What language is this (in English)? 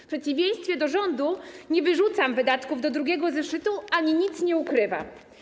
Polish